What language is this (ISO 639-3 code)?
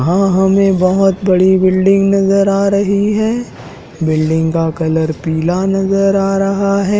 hin